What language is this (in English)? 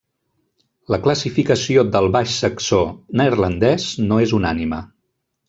Catalan